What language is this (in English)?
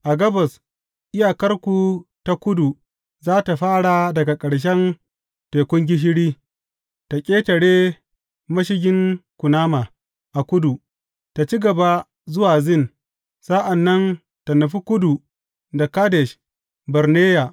Hausa